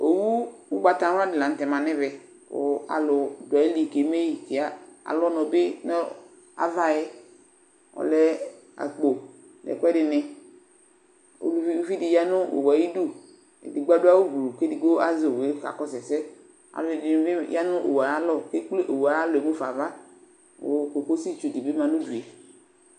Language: Ikposo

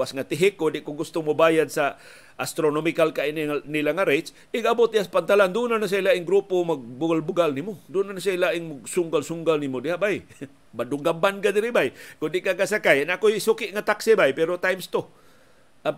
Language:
Filipino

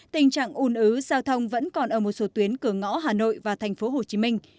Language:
Vietnamese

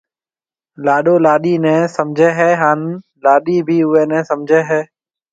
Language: Marwari (Pakistan)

